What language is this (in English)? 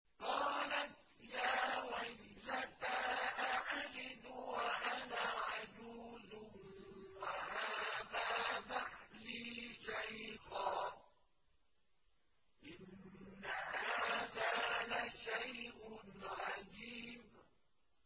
Arabic